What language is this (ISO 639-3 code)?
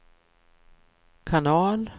swe